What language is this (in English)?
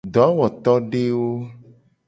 Gen